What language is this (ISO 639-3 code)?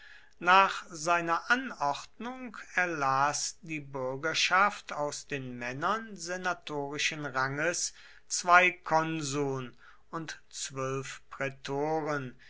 deu